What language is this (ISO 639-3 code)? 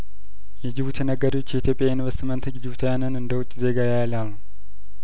amh